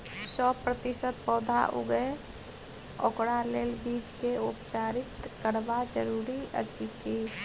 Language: Maithili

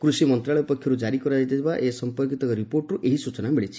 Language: Odia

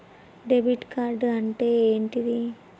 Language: Telugu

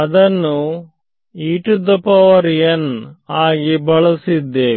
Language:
Kannada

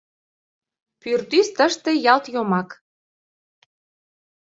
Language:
Mari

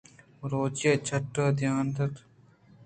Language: Eastern Balochi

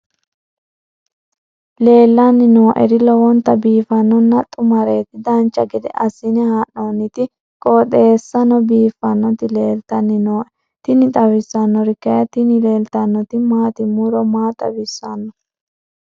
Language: Sidamo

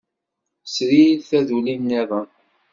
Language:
Kabyle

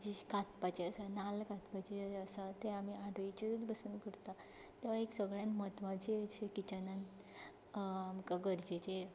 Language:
Konkani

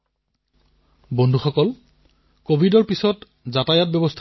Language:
Assamese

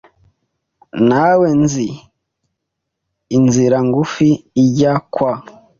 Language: Kinyarwanda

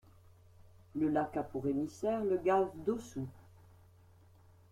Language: French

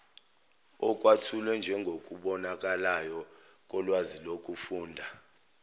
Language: Zulu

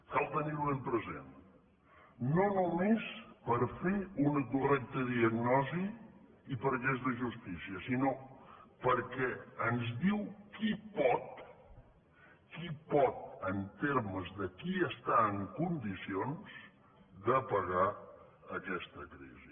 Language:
Catalan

